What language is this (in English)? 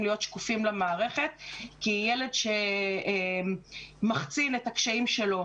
Hebrew